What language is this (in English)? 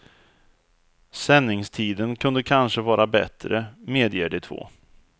Swedish